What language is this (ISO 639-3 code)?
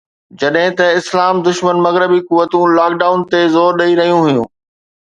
snd